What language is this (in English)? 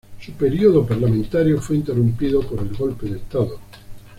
Spanish